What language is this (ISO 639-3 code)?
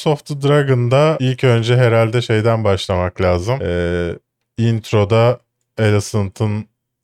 tur